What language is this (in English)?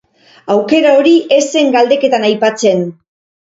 Basque